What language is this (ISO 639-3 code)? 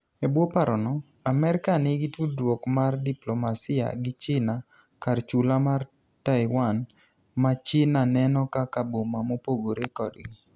luo